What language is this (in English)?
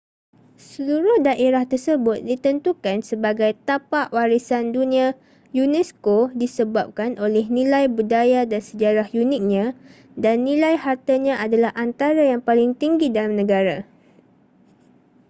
Malay